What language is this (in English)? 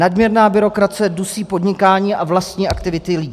Czech